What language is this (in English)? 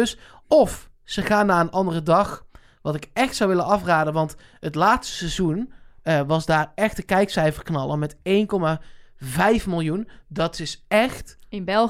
Dutch